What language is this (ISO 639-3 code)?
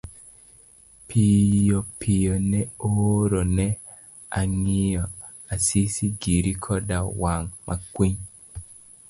luo